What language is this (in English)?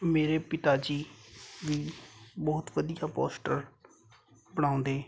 Punjabi